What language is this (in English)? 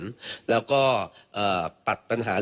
Thai